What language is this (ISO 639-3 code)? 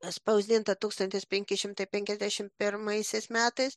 lit